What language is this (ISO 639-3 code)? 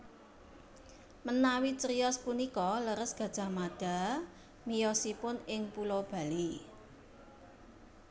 jav